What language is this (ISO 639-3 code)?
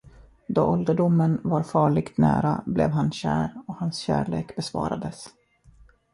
swe